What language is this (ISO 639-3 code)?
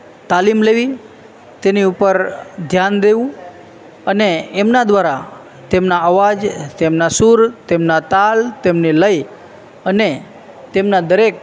guj